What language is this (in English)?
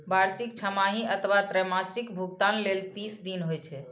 Maithili